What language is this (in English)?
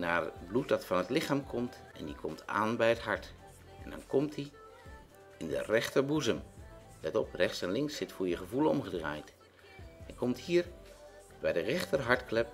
Dutch